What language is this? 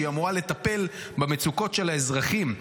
Hebrew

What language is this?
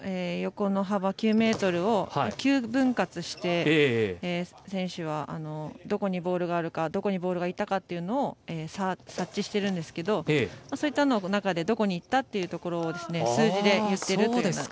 Japanese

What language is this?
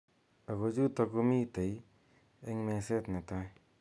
Kalenjin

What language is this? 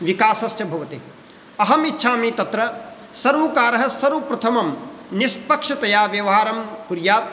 Sanskrit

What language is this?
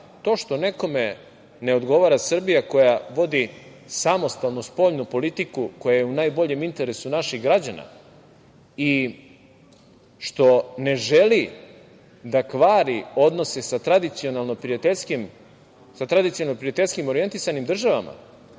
Serbian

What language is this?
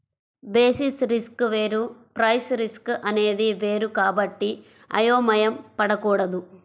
Telugu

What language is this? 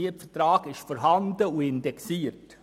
Swiss German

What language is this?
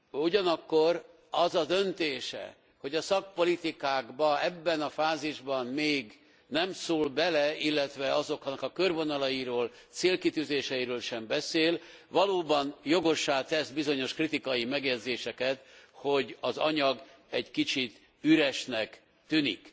Hungarian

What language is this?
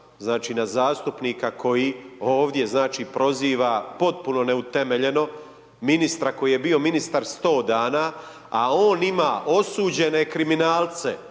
Croatian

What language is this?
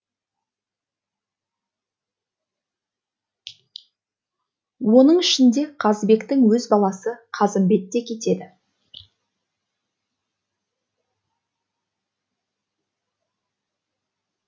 Kazakh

